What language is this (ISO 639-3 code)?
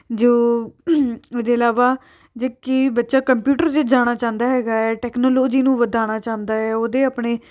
pan